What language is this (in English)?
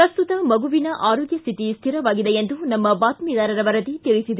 Kannada